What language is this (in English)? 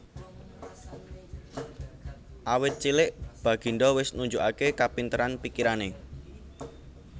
Javanese